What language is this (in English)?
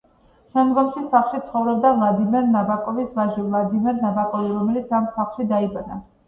Georgian